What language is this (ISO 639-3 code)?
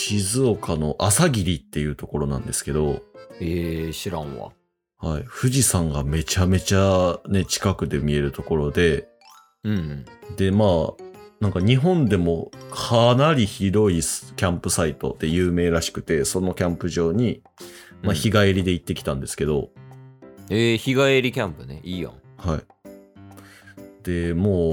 jpn